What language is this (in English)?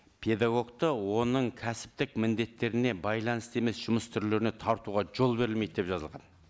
Kazakh